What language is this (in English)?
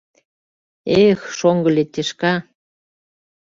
Mari